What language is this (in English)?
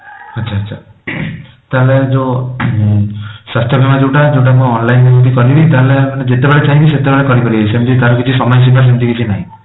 Odia